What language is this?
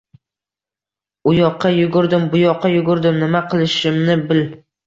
Uzbek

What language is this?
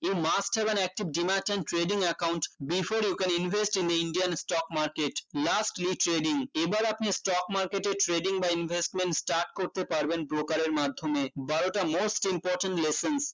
Bangla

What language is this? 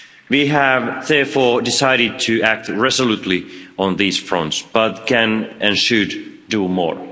English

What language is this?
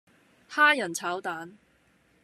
Cantonese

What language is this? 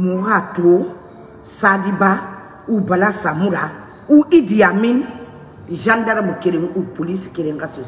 Indonesian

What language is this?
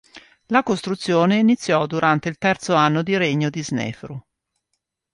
Italian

